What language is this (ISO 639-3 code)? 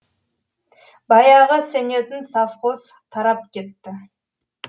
kaz